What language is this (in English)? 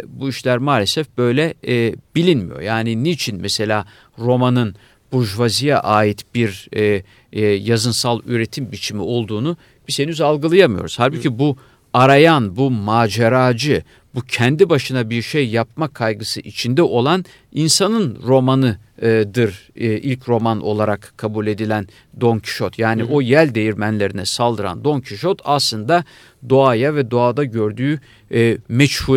Turkish